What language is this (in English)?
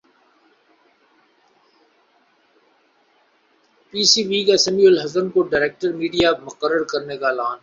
Urdu